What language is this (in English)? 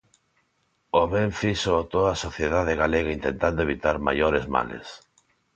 Galician